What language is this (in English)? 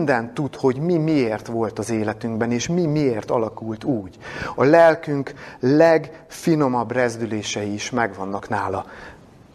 Hungarian